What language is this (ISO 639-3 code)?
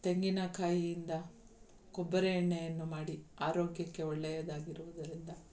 kan